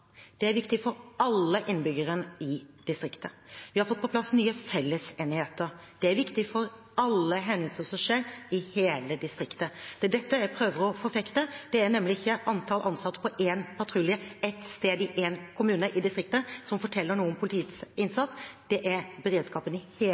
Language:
Norwegian Bokmål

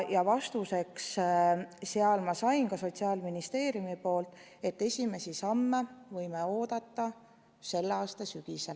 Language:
Estonian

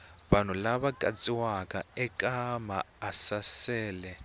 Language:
Tsonga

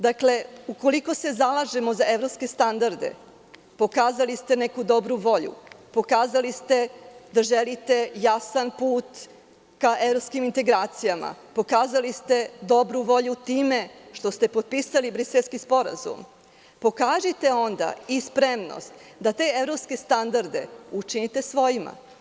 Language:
Serbian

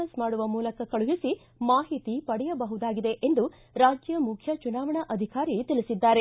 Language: Kannada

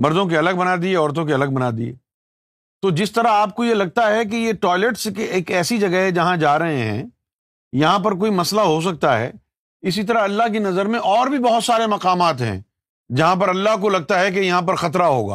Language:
Urdu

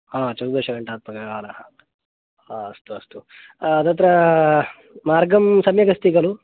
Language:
Sanskrit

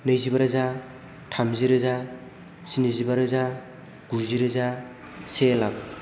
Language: Bodo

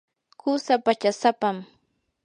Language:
Yanahuanca Pasco Quechua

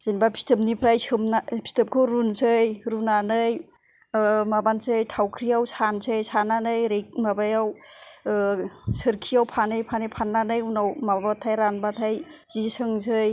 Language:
Bodo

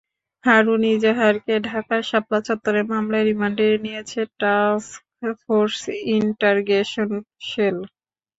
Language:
Bangla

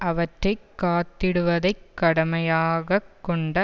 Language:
Tamil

